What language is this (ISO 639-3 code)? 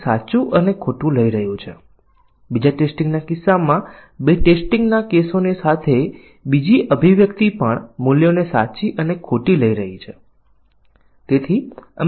guj